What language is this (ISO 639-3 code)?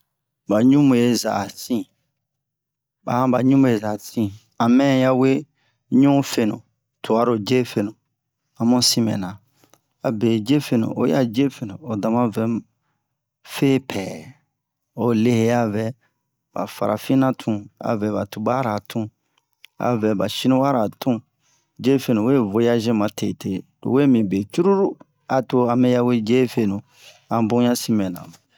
bmq